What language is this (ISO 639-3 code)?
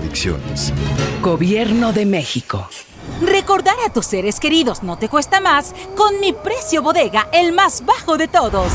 spa